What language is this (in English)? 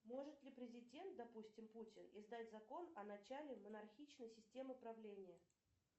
Russian